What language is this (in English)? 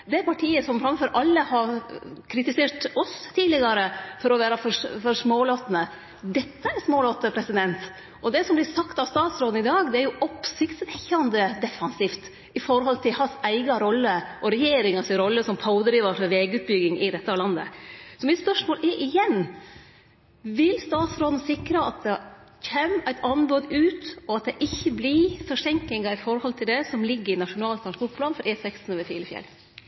Norwegian Nynorsk